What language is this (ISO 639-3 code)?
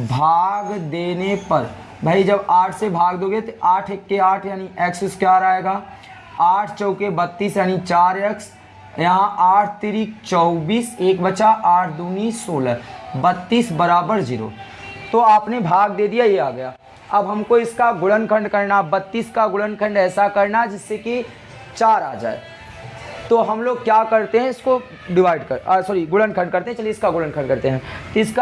hin